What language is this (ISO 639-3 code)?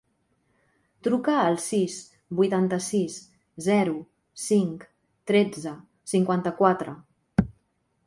cat